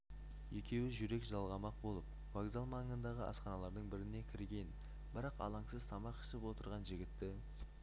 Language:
Kazakh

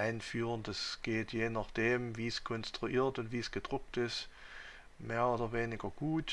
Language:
German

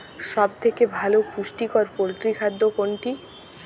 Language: Bangla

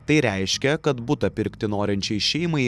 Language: Lithuanian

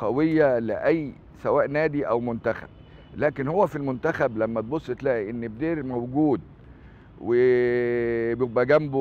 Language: Arabic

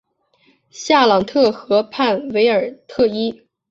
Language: Chinese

